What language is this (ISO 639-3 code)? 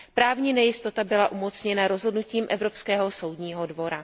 ces